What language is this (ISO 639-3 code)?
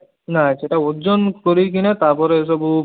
ori